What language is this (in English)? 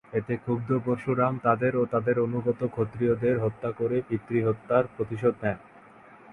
Bangla